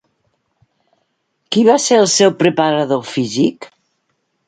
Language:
Catalan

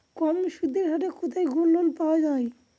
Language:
Bangla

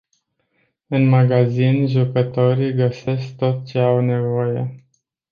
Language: Romanian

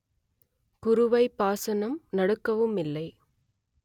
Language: Tamil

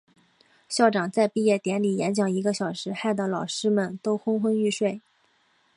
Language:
Chinese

